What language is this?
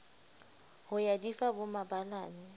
Southern Sotho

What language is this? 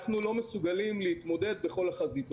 Hebrew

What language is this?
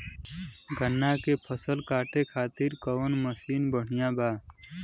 Bhojpuri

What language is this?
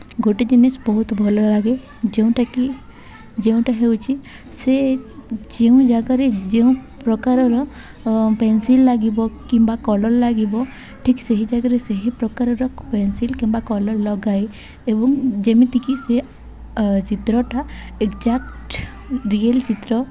Odia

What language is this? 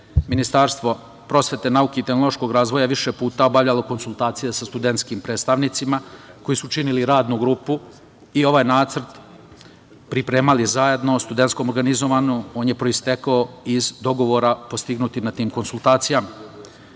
Serbian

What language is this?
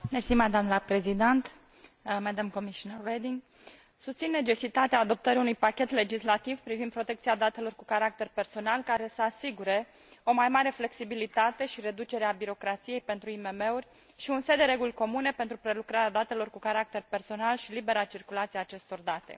Romanian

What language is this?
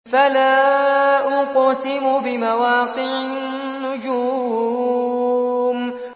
Arabic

